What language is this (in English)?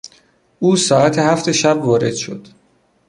Persian